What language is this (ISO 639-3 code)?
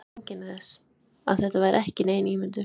isl